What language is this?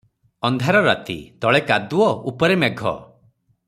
Odia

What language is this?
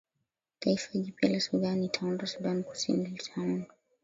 Swahili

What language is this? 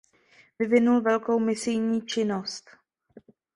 Czech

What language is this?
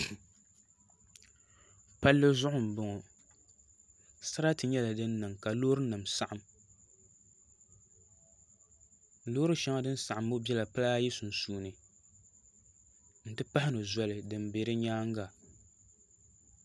Dagbani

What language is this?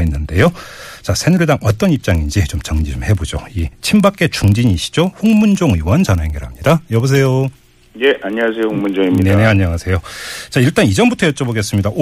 Korean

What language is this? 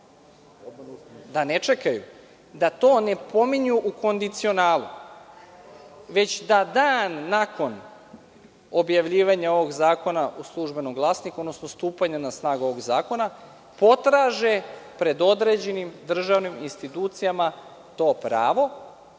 Serbian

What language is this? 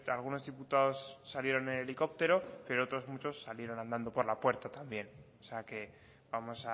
Spanish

